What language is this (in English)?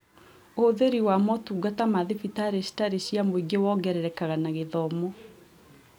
Kikuyu